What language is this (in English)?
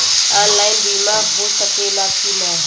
Bhojpuri